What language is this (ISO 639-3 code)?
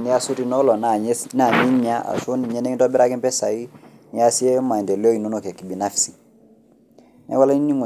mas